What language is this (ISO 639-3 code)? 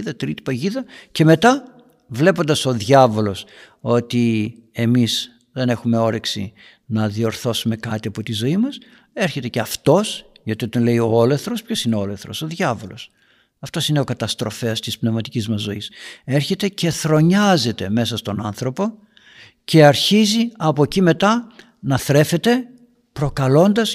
ell